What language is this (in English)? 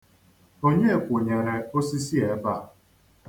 Igbo